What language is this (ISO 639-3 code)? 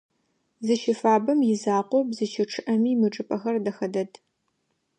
ady